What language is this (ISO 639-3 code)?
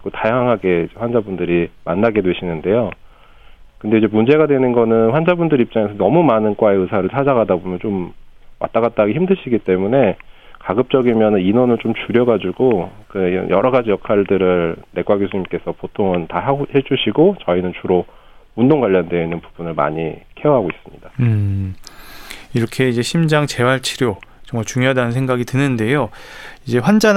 kor